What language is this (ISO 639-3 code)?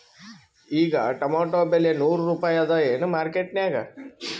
kan